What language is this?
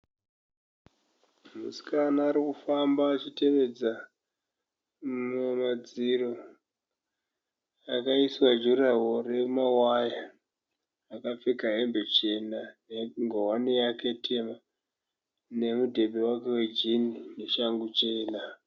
Shona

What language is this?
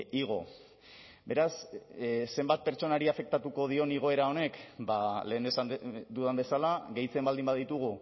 Basque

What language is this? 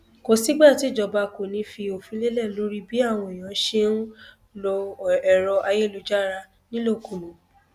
Yoruba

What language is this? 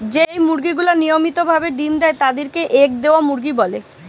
Bangla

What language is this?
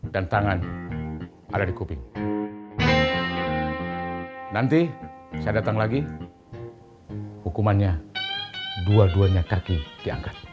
Indonesian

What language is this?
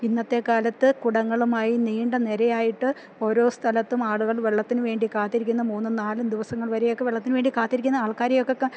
Malayalam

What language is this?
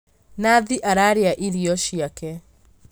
Kikuyu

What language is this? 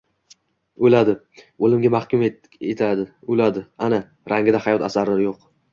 Uzbek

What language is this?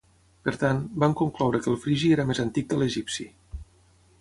Catalan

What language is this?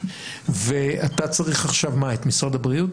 Hebrew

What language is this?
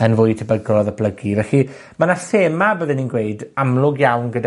Welsh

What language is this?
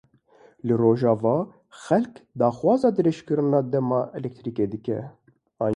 Kurdish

